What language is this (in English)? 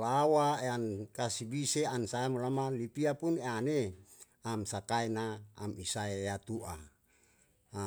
Yalahatan